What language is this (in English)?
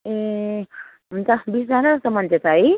Nepali